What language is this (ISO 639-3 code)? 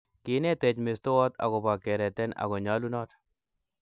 kln